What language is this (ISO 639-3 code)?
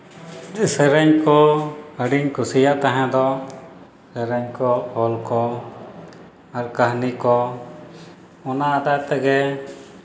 sat